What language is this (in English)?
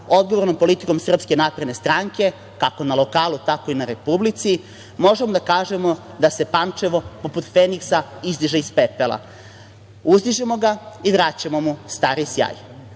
Serbian